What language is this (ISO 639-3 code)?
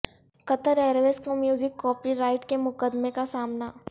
urd